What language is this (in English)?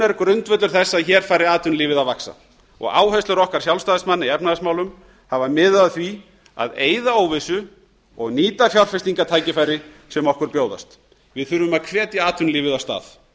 Icelandic